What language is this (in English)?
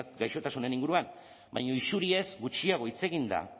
Basque